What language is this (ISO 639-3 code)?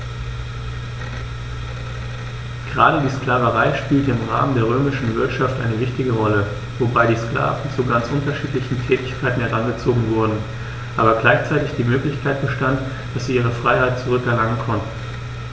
deu